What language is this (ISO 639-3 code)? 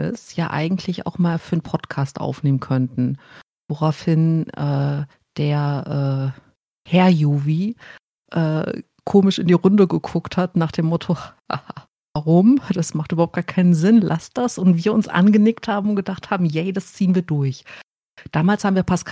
deu